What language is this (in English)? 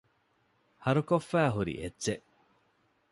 Divehi